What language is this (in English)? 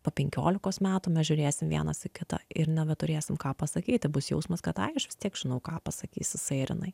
Lithuanian